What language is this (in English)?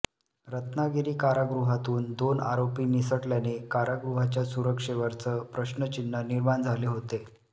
Marathi